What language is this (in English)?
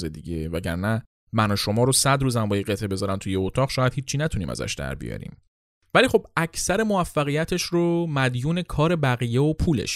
Persian